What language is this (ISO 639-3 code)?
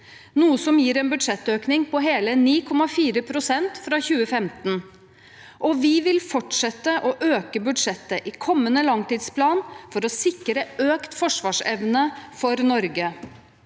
nor